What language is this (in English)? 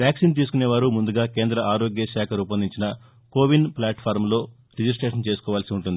Telugu